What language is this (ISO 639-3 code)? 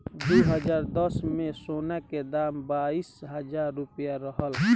bho